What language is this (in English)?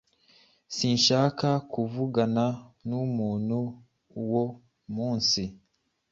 Kinyarwanda